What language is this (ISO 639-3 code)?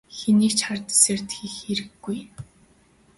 mon